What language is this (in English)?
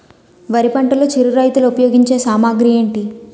Telugu